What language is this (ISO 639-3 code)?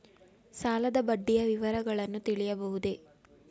kan